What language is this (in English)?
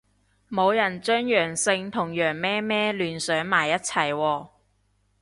Cantonese